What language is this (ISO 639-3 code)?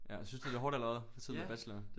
dan